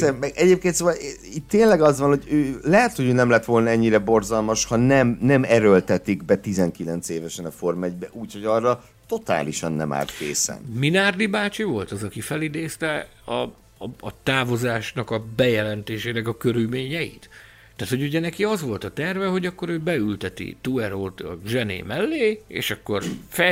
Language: Hungarian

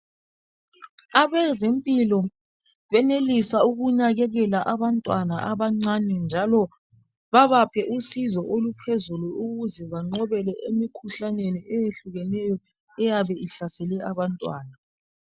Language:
North Ndebele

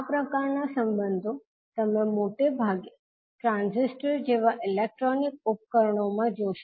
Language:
Gujarati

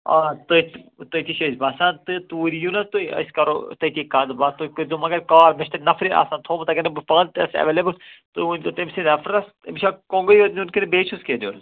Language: Kashmiri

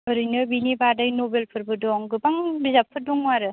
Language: Bodo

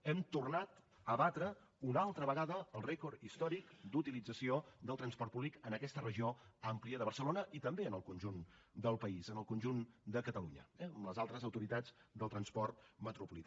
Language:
Catalan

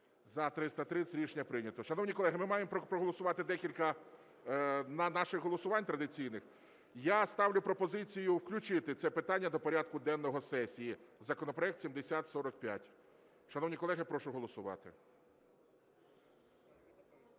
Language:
Ukrainian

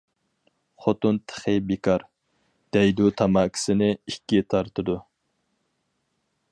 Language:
Uyghur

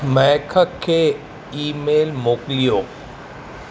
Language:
Sindhi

